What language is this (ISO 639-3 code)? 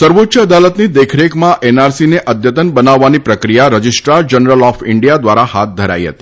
guj